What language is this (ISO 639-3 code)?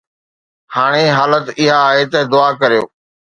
snd